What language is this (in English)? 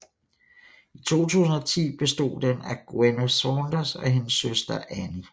Danish